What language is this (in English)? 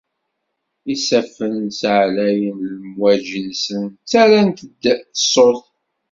Kabyle